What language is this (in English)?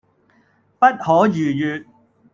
Cantonese